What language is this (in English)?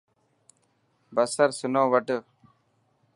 Dhatki